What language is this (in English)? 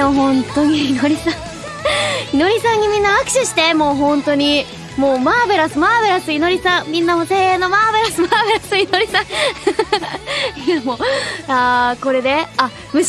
Japanese